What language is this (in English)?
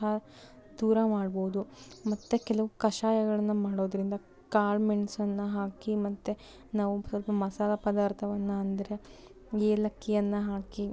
Kannada